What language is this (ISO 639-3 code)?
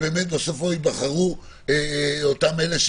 heb